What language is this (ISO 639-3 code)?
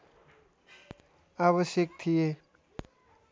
nep